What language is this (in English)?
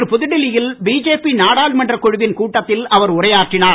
Tamil